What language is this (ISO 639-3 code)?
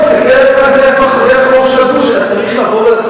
heb